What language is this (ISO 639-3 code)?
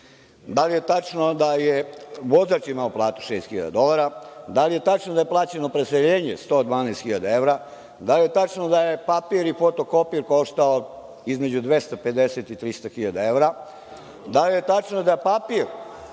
srp